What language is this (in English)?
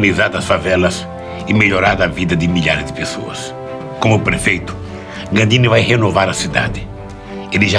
Portuguese